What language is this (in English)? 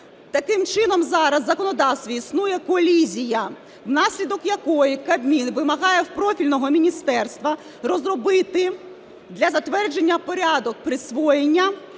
Ukrainian